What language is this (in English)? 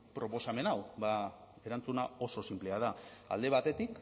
Basque